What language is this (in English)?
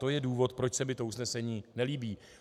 Czech